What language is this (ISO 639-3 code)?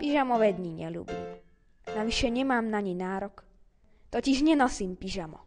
ita